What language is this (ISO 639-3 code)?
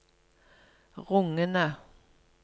nor